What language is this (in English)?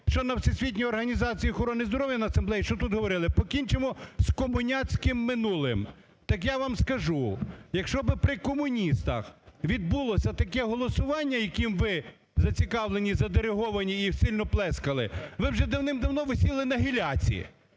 Ukrainian